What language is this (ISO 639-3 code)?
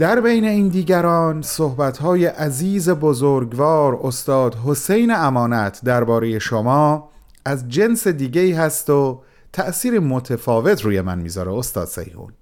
fas